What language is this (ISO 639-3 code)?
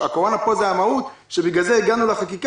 heb